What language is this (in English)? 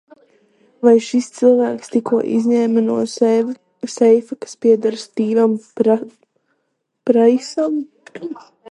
Latvian